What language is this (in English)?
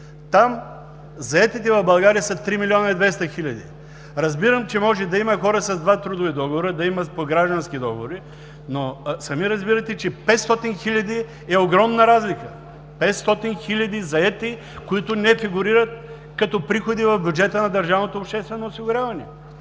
Bulgarian